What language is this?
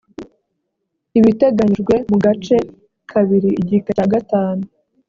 Kinyarwanda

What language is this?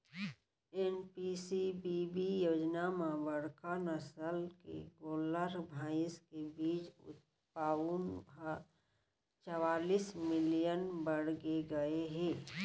Chhattisgarhi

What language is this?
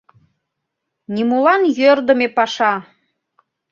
Mari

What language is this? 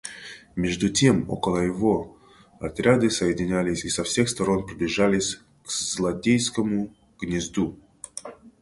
Russian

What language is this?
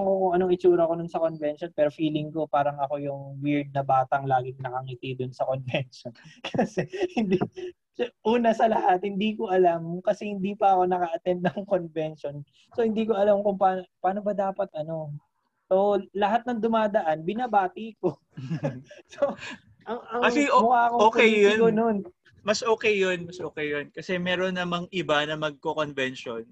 Filipino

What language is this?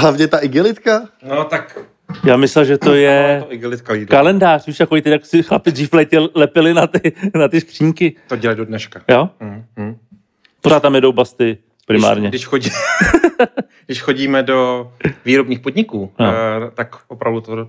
Czech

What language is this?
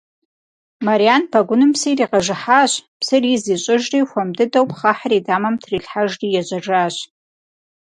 Kabardian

